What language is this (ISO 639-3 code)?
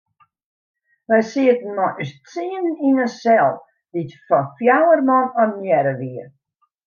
fry